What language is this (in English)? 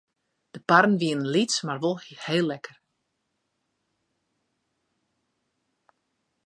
Western Frisian